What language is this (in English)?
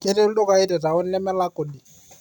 Masai